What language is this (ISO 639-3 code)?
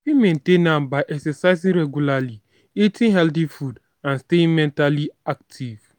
pcm